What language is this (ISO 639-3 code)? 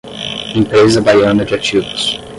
por